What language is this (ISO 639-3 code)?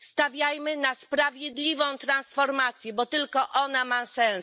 pol